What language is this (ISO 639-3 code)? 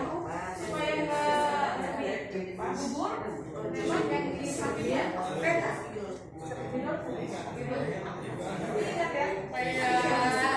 ind